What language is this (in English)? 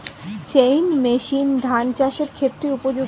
Bangla